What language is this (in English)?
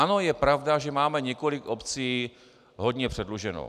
Czech